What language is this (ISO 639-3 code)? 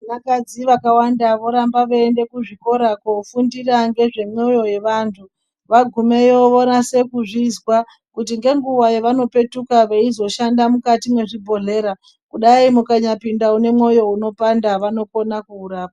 ndc